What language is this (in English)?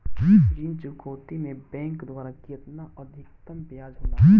Bhojpuri